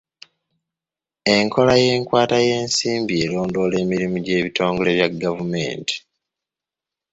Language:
Ganda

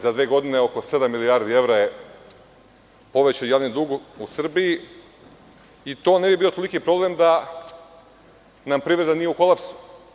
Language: Serbian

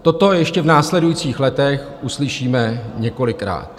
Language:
Czech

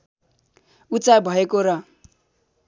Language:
Nepali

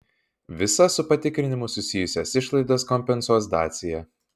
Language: Lithuanian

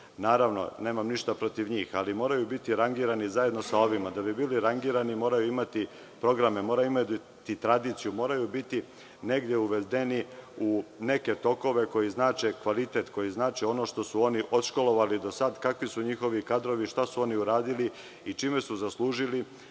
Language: Serbian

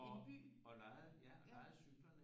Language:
Danish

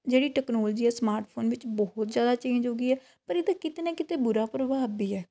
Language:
Punjabi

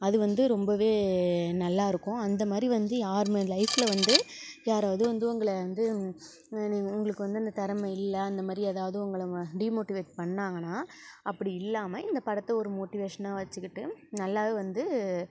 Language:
Tamil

